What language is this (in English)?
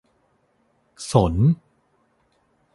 Thai